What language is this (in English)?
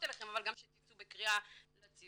Hebrew